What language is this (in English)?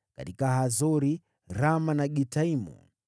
Swahili